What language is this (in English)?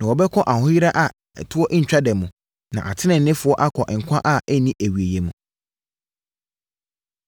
Akan